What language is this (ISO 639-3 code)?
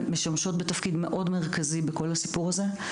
heb